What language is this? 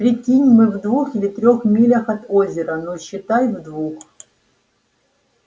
Russian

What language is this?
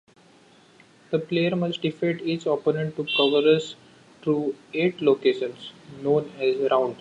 English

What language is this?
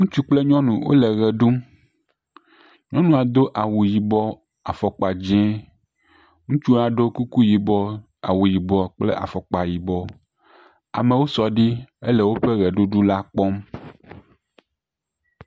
Ewe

